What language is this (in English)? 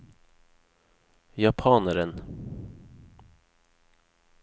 Norwegian